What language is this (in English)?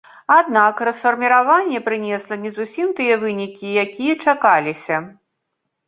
Belarusian